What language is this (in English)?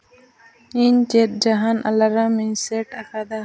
Santali